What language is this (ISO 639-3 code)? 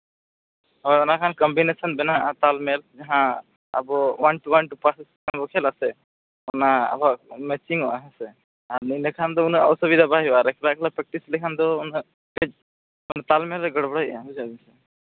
sat